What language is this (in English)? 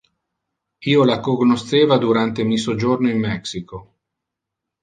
Interlingua